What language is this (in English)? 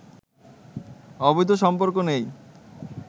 Bangla